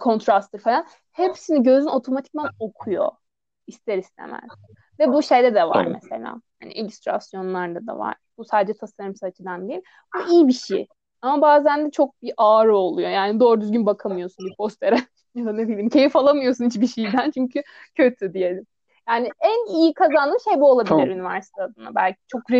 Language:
Turkish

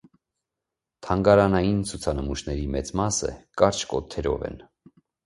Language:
Armenian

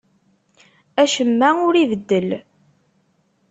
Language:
Kabyle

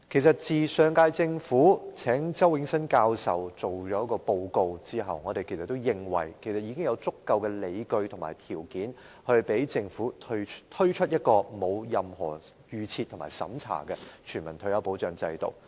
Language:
Cantonese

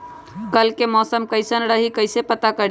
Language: Magahi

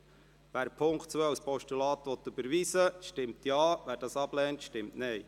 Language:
Swiss German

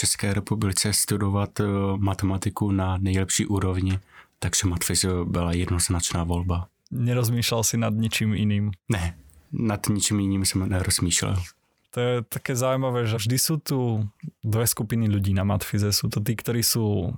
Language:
Czech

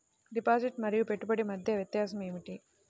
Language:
Telugu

